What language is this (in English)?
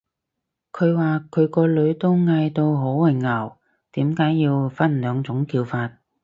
Cantonese